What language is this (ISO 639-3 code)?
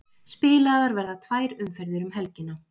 isl